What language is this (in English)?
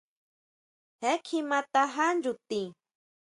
Huautla Mazatec